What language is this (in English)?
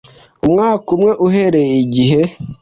Kinyarwanda